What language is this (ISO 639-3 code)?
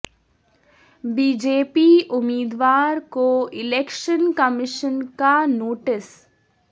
urd